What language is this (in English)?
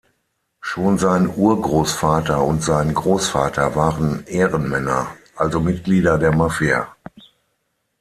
German